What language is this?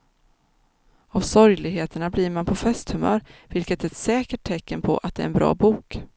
Swedish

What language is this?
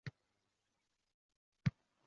Uzbek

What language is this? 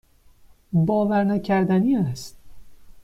Persian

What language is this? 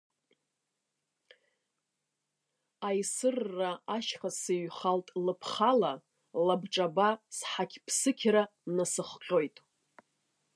Abkhazian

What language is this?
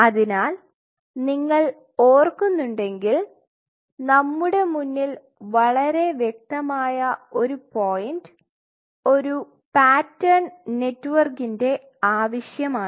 Malayalam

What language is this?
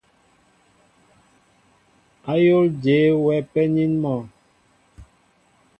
Mbo (Cameroon)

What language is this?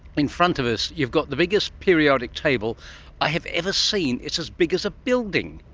English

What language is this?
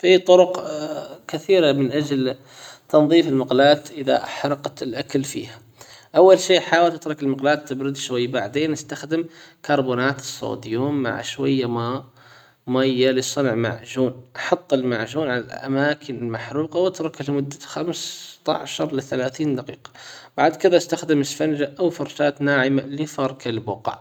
Hijazi Arabic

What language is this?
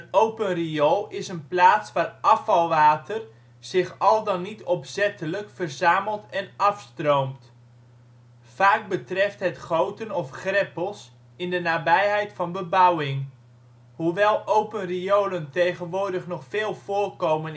Dutch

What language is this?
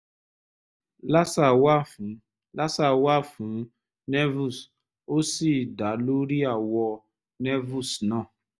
Yoruba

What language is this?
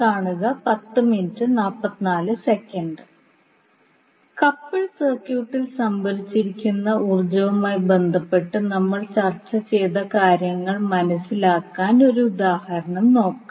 Malayalam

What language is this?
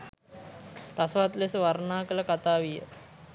Sinhala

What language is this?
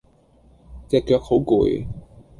Cantonese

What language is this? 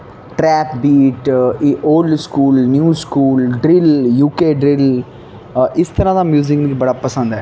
Dogri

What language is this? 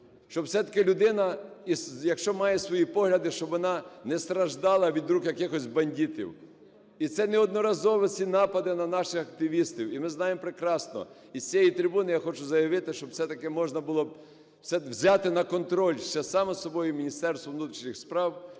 Ukrainian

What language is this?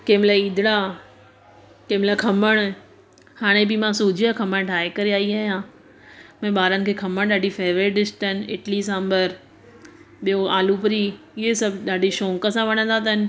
Sindhi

